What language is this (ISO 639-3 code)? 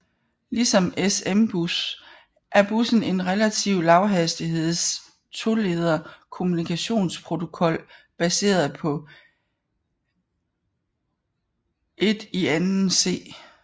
dan